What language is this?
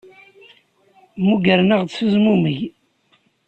Kabyle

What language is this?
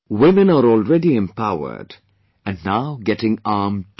English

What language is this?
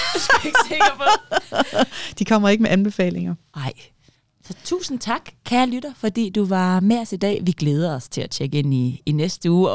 Danish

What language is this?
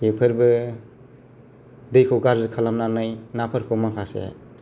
Bodo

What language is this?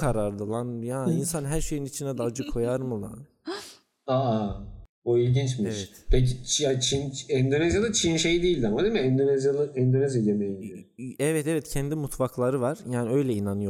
Turkish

